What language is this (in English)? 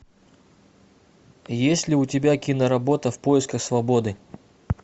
Russian